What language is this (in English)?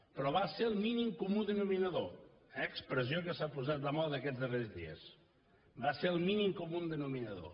Catalan